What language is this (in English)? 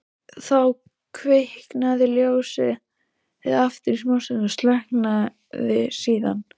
Icelandic